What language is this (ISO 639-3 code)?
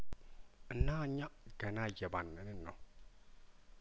amh